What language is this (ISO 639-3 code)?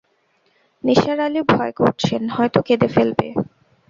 ben